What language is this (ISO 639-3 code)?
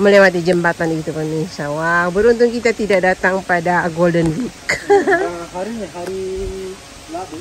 ind